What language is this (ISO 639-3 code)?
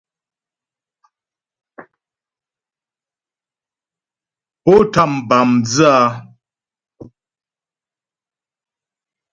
bbj